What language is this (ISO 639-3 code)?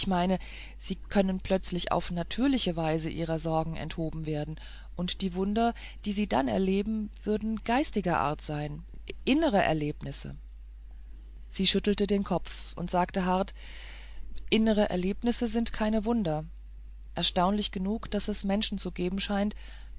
deu